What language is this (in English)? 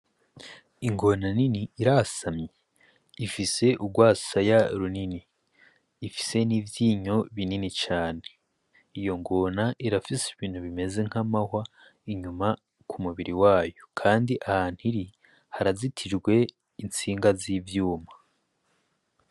Rundi